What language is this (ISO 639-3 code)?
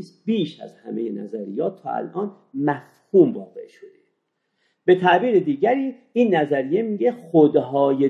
fas